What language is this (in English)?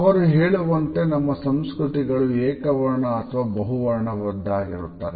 Kannada